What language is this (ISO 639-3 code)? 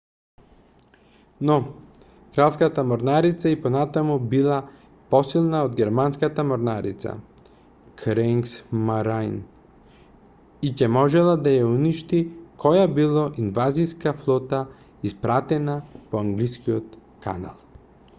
mkd